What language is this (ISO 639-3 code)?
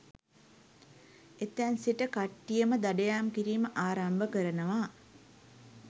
sin